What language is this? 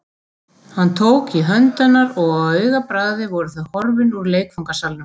Icelandic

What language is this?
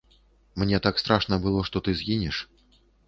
Belarusian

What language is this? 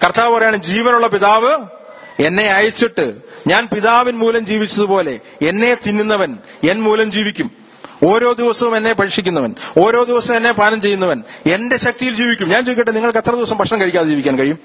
Malayalam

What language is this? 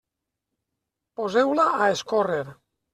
Catalan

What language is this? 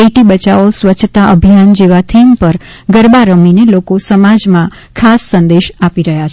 Gujarati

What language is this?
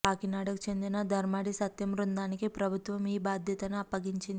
Telugu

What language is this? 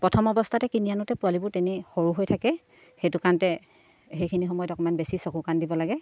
Assamese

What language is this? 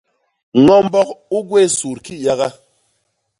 Basaa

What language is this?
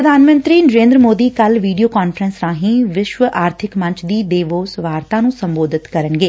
Punjabi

